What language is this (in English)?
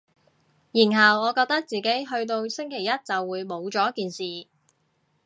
Cantonese